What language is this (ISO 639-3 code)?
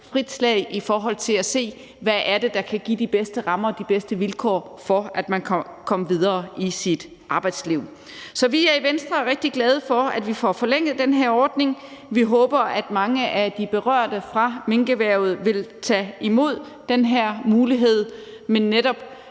dan